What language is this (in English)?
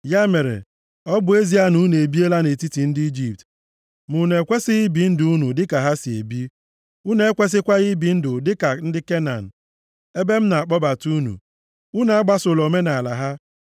Igbo